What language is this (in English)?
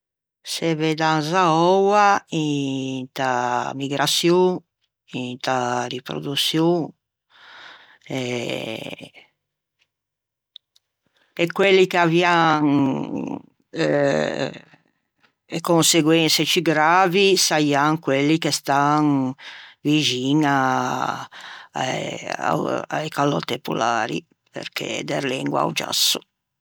Ligurian